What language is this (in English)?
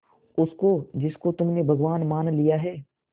Hindi